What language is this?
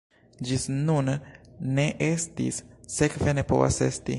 Esperanto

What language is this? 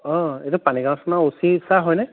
Assamese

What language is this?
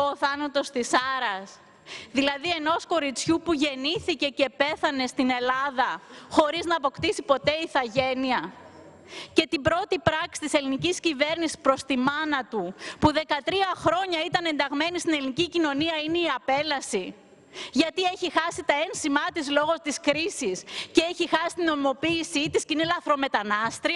Greek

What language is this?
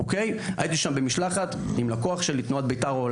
Hebrew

